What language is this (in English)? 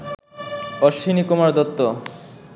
Bangla